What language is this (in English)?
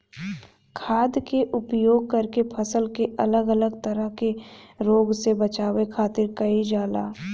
Bhojpuri